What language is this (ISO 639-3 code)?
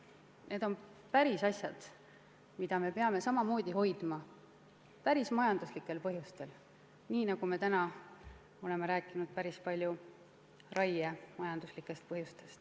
est